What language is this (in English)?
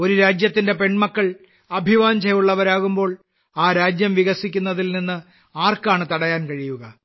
Malayalam